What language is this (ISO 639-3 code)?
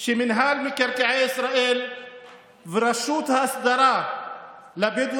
heb